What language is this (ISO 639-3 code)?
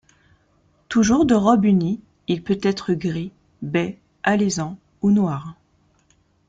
fra